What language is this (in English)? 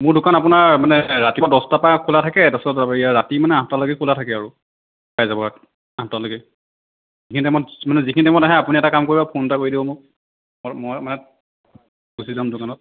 Assamese